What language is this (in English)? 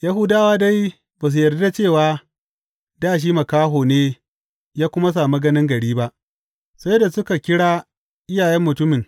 Hausa